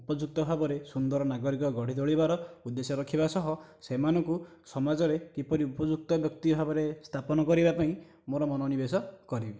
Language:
Odia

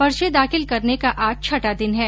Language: Hindi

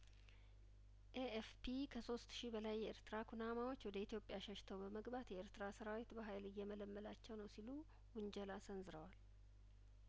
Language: Amharic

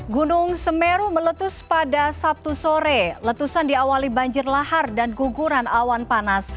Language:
Indonesian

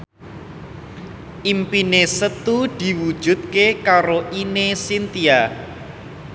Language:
Javanese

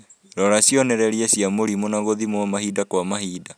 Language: Kikuyu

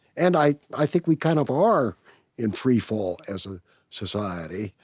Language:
English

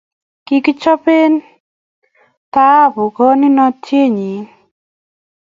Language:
Kalenjin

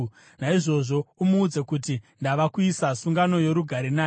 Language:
Shona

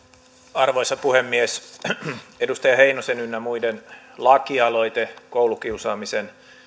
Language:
Finnish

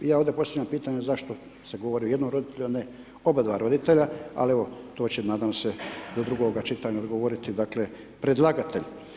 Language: Croatian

